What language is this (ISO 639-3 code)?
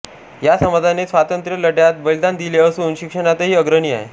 mar